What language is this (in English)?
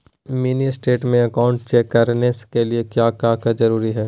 Magahi